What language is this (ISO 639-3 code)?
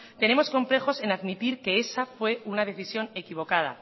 spa